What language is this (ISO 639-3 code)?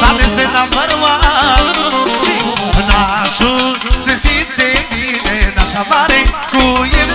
ron